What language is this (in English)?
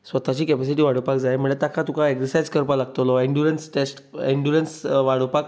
Konkani